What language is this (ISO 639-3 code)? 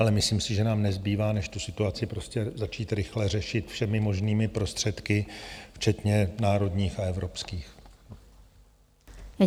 ces